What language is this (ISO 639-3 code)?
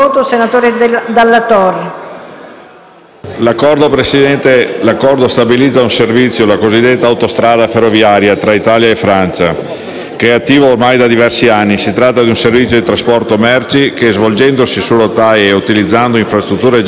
ita